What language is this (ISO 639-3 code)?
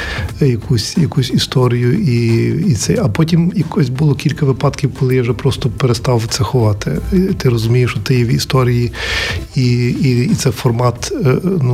ukr